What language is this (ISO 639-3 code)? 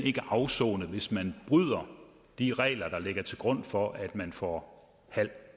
dan